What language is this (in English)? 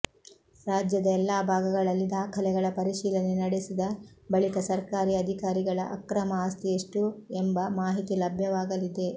Kannada